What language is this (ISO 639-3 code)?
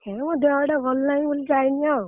ori